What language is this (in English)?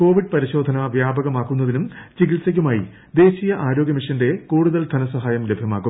Malayalam